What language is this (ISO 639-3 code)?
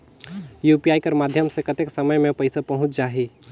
hne